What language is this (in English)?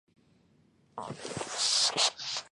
Chinese